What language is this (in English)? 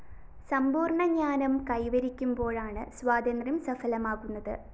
Malayalam